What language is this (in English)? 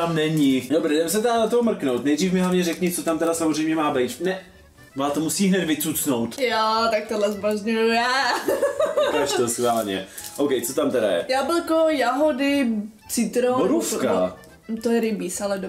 Czech